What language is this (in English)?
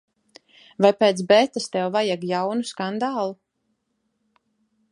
Latvian